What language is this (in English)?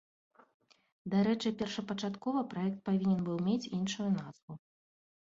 Belarusian